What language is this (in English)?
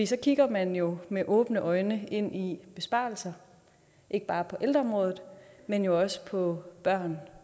Danish